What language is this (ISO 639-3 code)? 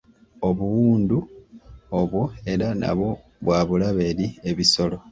lug